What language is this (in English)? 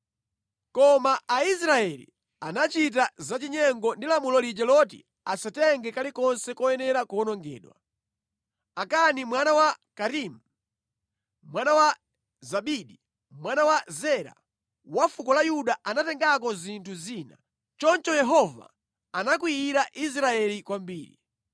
Nyanja